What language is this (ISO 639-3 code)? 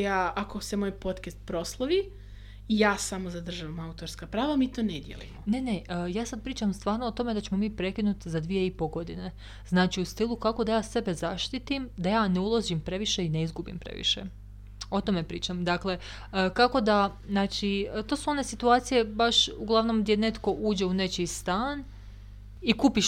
hrv